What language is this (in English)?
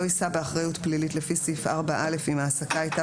Hebrew